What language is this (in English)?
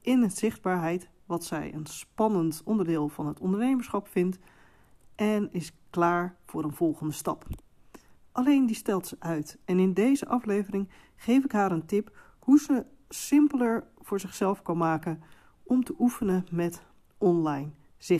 Dutch